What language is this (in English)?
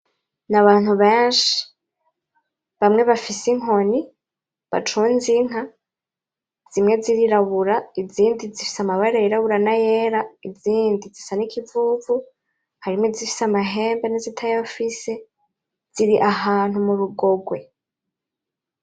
Rundi